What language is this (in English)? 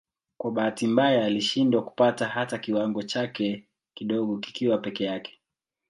Swahili